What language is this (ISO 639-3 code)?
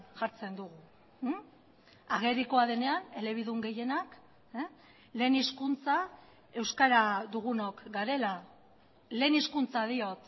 eus